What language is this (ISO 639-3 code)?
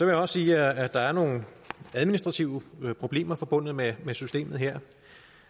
dan